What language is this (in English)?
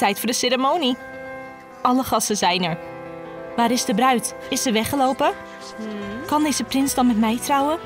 Dutch